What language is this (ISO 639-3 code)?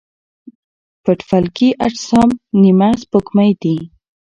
pus